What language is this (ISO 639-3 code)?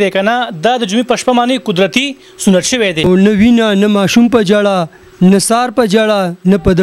ara